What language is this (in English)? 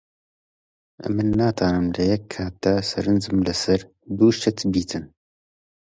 Central Kurdish